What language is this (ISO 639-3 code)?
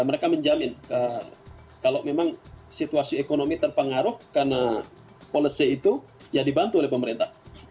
ind